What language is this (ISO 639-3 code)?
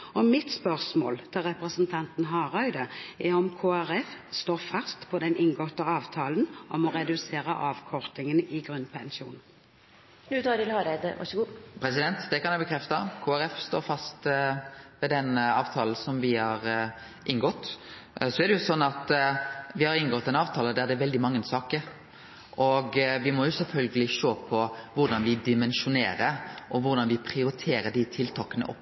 nor